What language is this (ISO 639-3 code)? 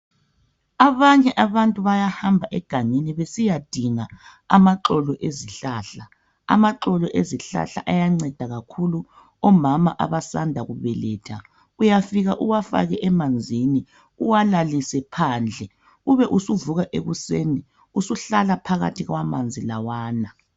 nde